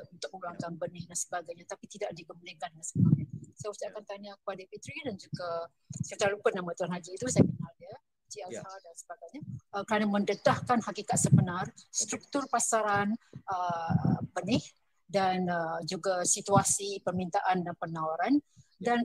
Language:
Malay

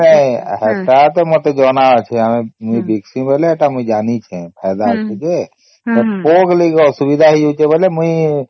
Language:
Odia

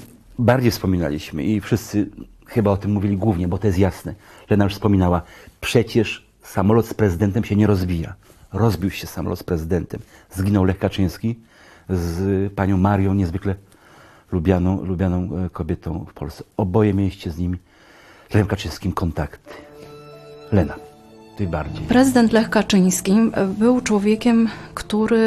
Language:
Polish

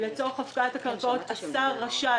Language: Hebrew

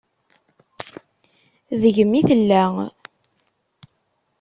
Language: Kabyle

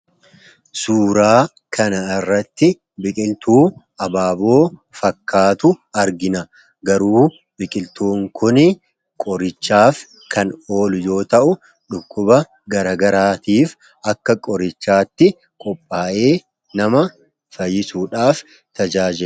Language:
Oromo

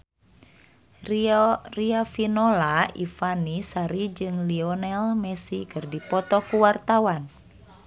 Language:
Sundanese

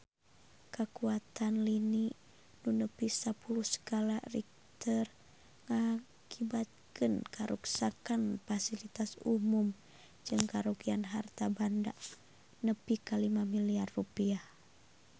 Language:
Sundanese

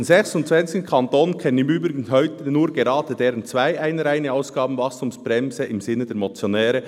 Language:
Swiss German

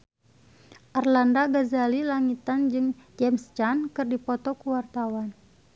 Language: Sundanese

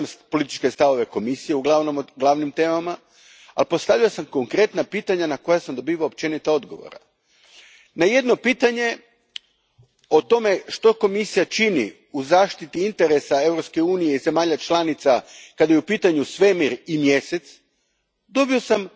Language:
Croatian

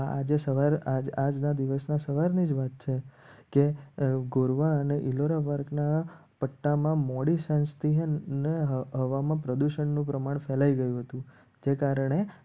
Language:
Gujarati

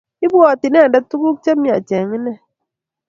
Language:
Kalenjin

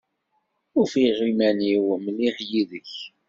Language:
Kabyle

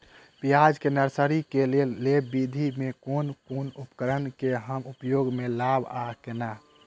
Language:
Maithili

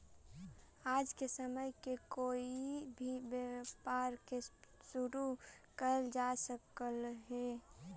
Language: Magahi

